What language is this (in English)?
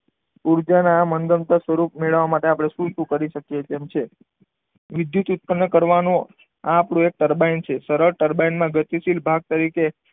Gujarati